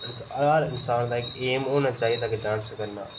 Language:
Dogri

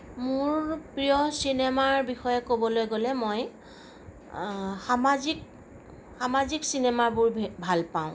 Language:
Assamese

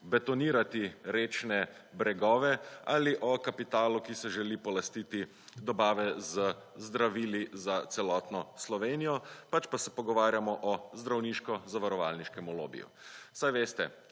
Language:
Slovenian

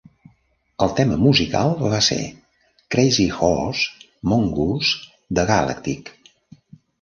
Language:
Catalan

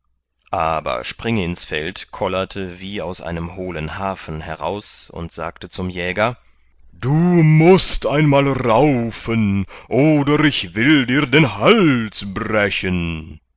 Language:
German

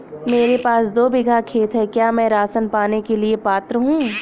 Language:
Hindi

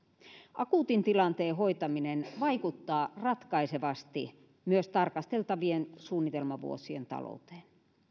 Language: Finnish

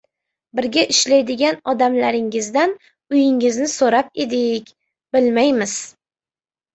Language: Uzbek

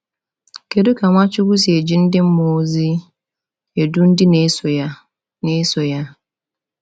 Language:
Igbo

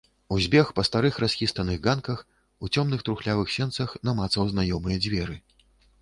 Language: Belarusian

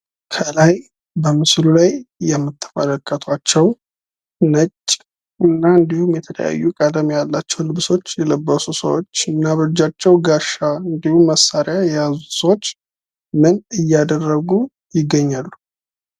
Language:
Amharic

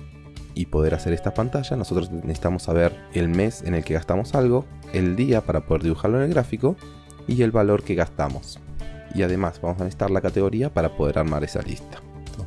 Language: Spanish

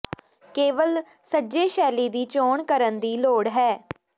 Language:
Punjabi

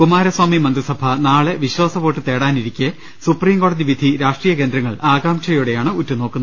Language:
Malayalam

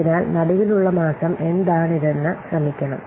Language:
Malayalam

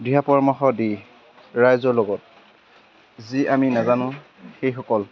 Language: Assamese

